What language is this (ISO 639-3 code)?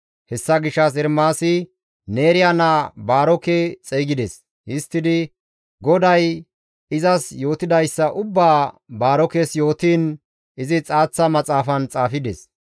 gmv